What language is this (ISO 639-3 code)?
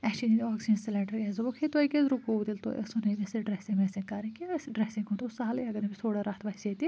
kas